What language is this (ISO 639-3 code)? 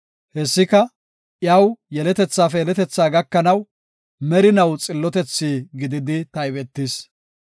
gof